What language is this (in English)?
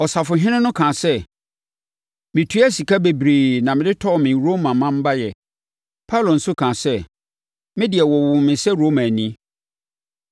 Akan